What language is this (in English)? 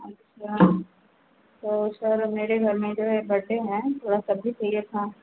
Hindi